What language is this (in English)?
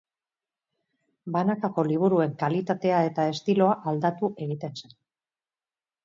Basque